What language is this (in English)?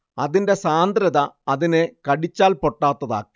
Malayalam